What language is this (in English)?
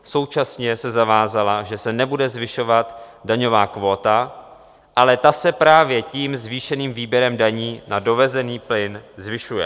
Czech